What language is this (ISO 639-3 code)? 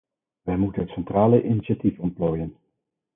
nld